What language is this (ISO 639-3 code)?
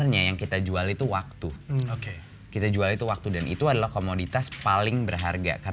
ind